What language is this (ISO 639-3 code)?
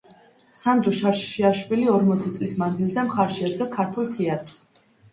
kat